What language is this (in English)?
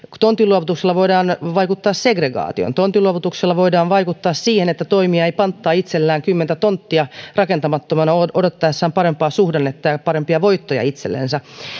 Finnish